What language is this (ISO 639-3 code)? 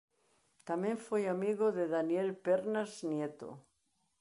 glg